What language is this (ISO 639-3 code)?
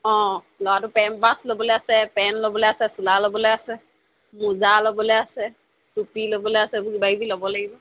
asm